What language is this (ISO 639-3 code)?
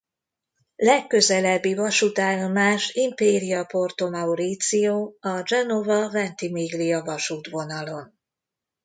hun